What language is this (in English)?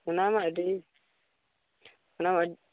Santali